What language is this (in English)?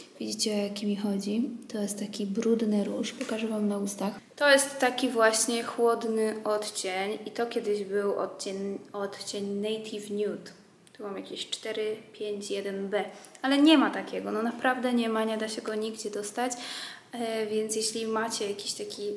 Polish